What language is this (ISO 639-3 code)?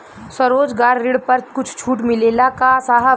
bho